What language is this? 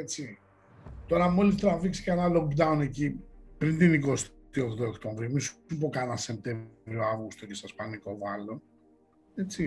Greek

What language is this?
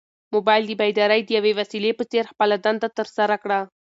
Pashto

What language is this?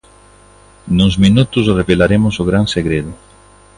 Galician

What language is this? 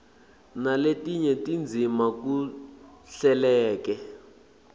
Swati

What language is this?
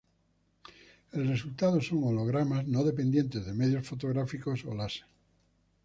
Spanish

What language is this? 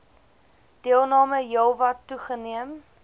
Afrikaans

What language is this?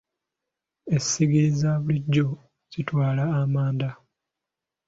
Ganda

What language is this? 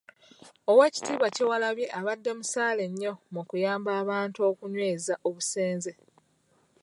Ganda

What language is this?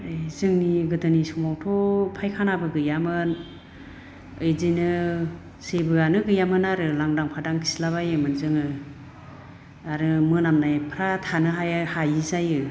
Bodo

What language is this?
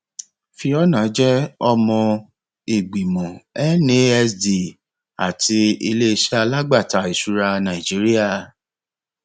Yoruba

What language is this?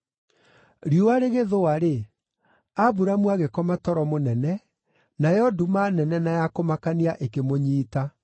Kikuyu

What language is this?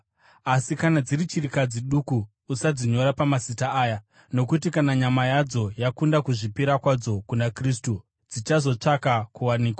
Shona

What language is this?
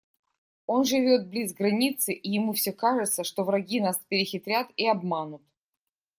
Russian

